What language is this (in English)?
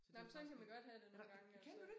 Danish